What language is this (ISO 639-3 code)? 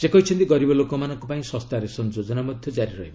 ori